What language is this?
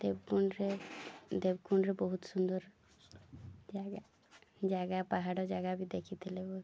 Odia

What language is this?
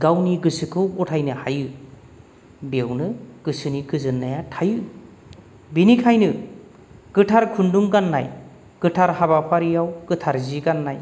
Bodo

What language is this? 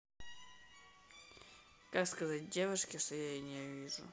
Russian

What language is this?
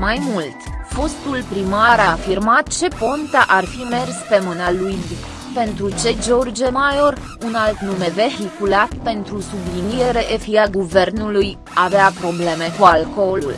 Romanian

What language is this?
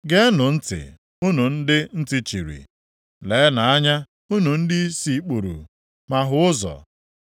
Igbo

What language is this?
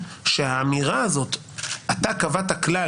Hebrew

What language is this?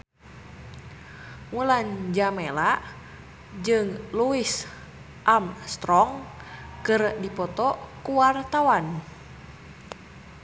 Sundanese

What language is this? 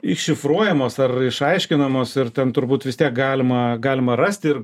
Lithuanian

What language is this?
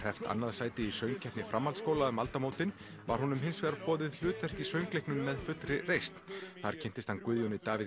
Icelandic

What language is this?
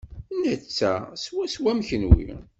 Kabyle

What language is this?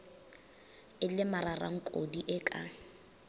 Northern Sotho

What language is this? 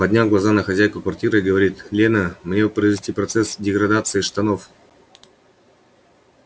Russian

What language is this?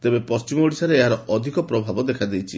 Odia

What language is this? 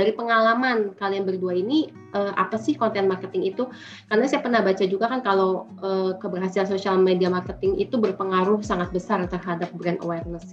Indonesian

